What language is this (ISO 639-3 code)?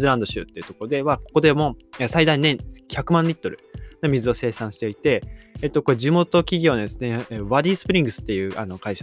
jpn